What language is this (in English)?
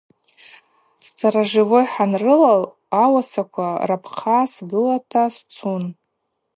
Abaza